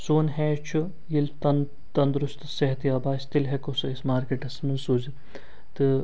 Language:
Kashmiri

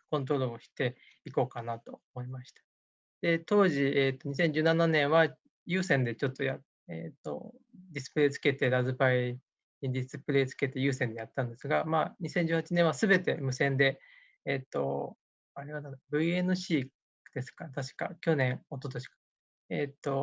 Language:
Japanese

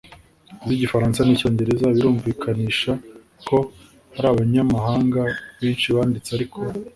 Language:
Kinyarwanda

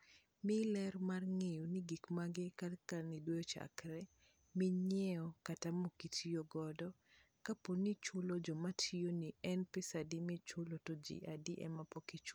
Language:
Luo (Kenya and Tanzania)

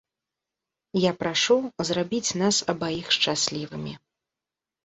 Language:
Belarusian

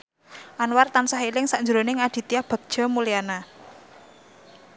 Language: Javanese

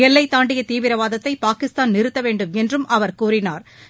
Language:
Tamil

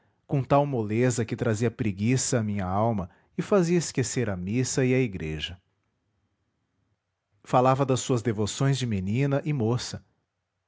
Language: Portuguese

